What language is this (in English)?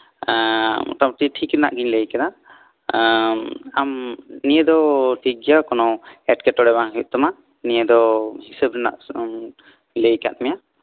Santali